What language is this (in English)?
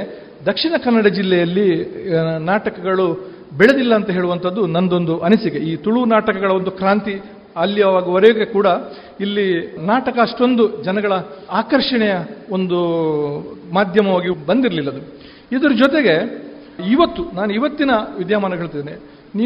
Kannada